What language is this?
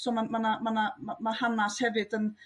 Welsh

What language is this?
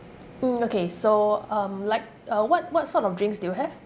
English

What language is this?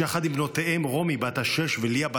Hebrew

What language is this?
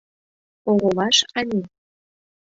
Mari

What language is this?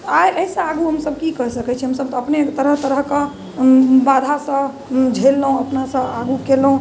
Maithili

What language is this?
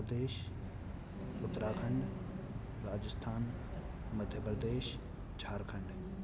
Sindhi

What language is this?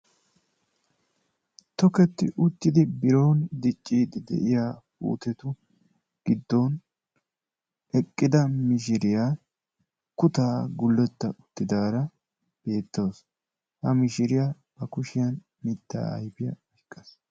Wolaytta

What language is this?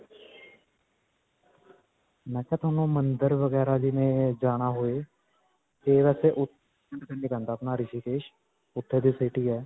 Punjabi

